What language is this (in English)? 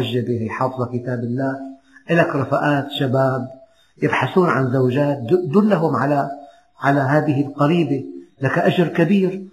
Arabic